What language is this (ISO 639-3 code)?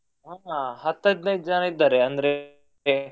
kan